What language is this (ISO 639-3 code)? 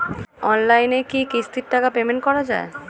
ben